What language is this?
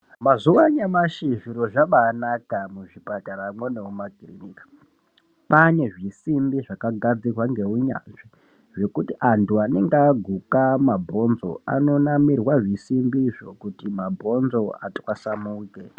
Ndau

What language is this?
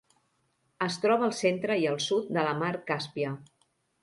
Catalan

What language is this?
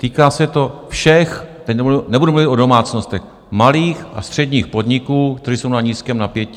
Czech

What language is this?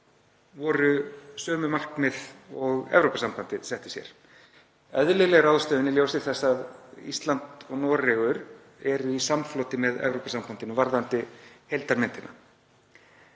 Icelandic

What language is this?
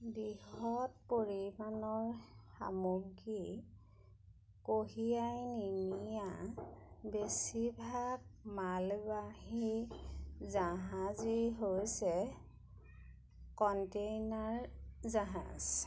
Assamese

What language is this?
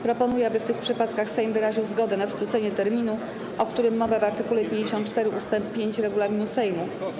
Polish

